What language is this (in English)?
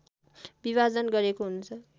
Nepali